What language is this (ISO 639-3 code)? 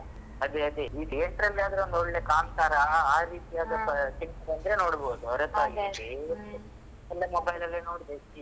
kan